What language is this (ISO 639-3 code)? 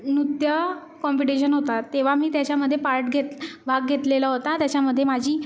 mar